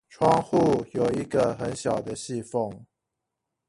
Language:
Chinese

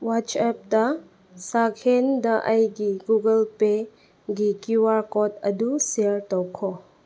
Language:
Manipuri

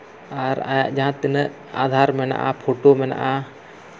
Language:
Santali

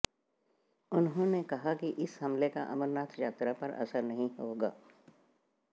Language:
Hindi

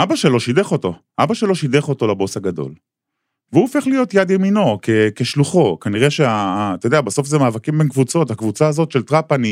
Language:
Hebrew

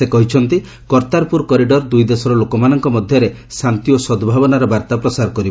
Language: Odia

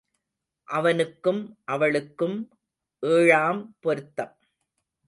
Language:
Tamil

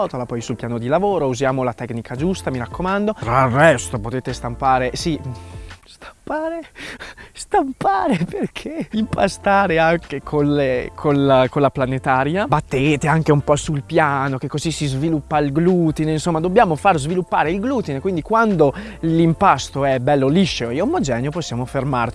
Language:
Italian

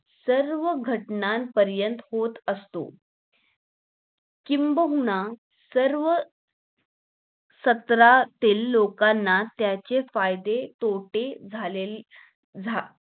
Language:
Marathi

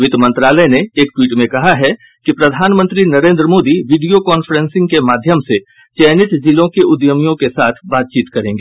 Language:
Hindi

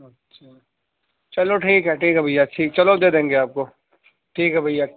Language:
Urdu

